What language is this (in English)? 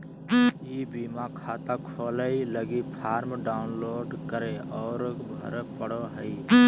Magahi